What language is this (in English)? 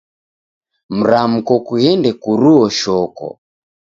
Taita